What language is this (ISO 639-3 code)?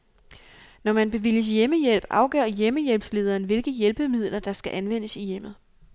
dan